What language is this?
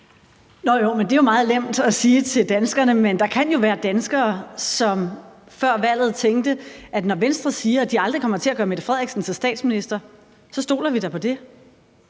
Danish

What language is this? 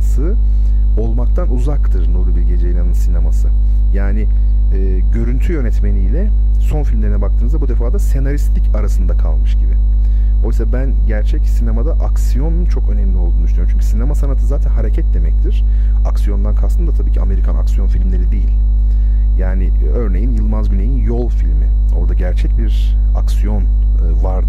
Turkish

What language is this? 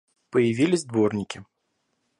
Russian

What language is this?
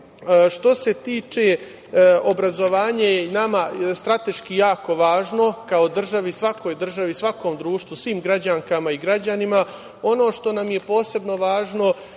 Serbian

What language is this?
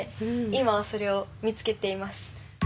Japanese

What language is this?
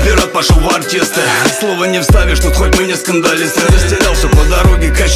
Russian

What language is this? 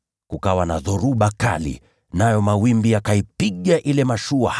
Swahili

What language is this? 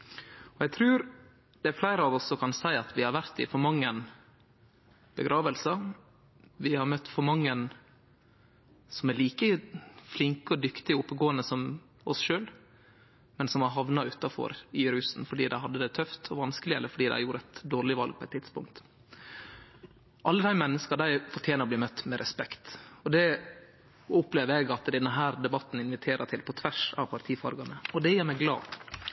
Norwegian Nynorsk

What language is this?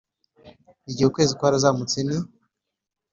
Kinyarwanda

